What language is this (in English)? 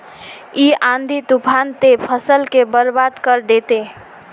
Magahi